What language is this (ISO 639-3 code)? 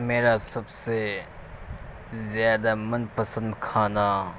urd